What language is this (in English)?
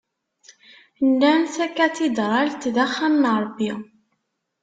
Kabyle